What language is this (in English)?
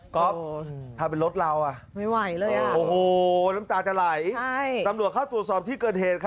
Thai